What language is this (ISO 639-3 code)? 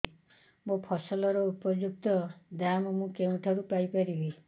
ori